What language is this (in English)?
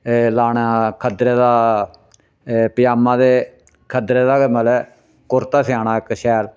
Dogri